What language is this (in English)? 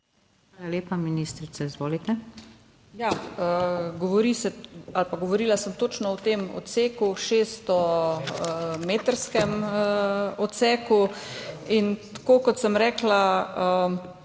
Slovenian